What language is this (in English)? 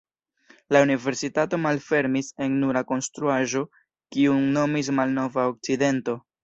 Esperanto